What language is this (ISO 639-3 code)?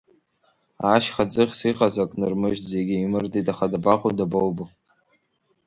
abk